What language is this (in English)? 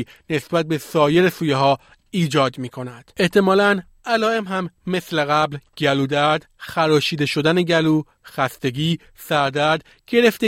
Persian